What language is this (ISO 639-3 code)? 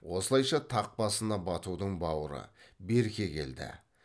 kaz